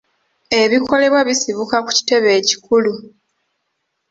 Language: Ganda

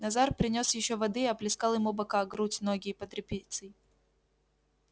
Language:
Russian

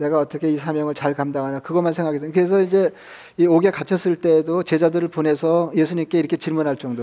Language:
Korean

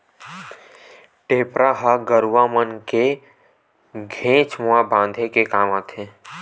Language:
Chhattisgarhi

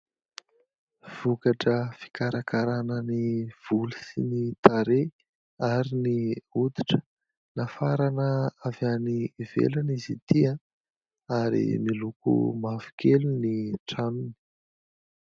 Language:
Malagasy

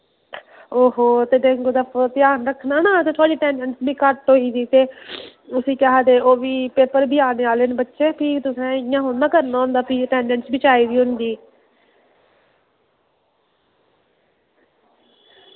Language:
Dogri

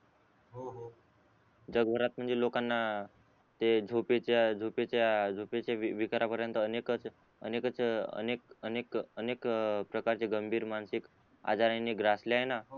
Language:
Marathi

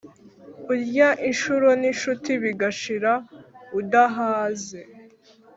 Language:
Kinyarwanda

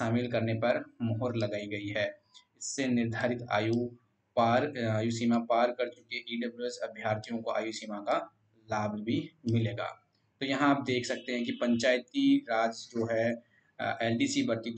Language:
Hindi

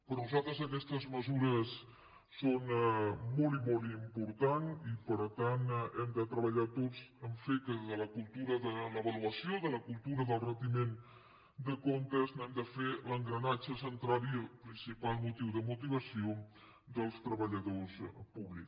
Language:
Catalan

